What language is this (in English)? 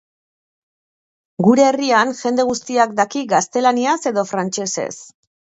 Basque